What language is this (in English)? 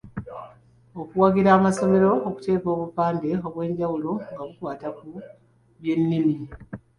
Ganda